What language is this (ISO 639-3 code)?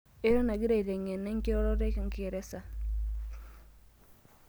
mas